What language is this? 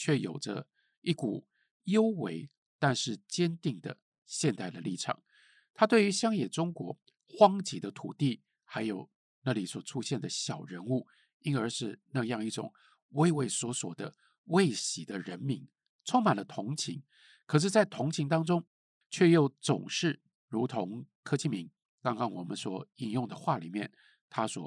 Chinese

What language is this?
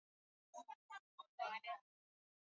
Swahili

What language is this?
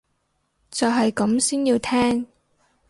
Cantonese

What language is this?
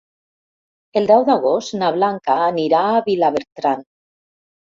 Catalan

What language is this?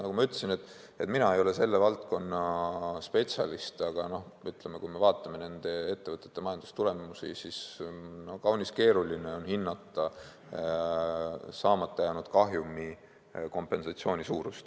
Estonian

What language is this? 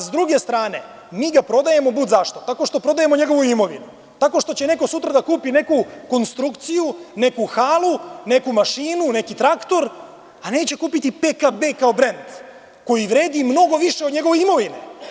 Serbian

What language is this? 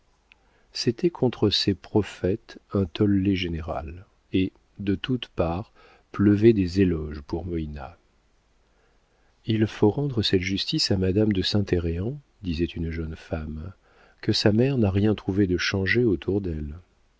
French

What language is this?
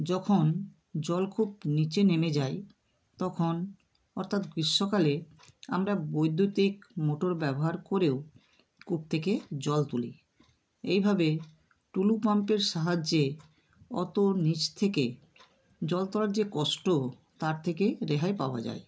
Bangla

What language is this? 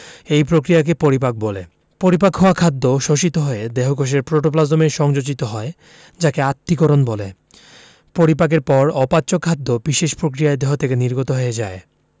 Bangla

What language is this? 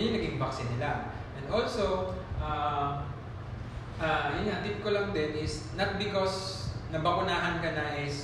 Filipino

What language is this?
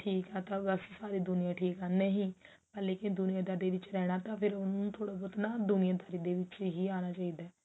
Punjabi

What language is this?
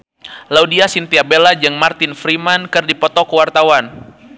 Sundanese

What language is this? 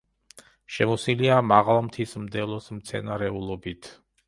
Georgian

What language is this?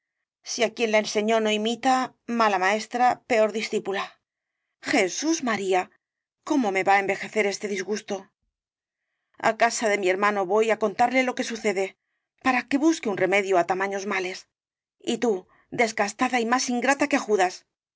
Spanish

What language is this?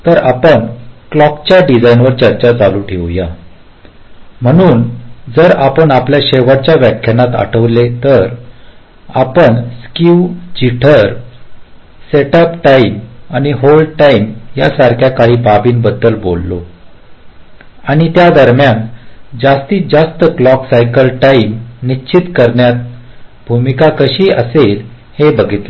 Marathi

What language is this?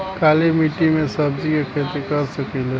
Bhojpuri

